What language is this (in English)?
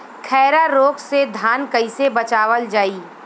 Bhojpuri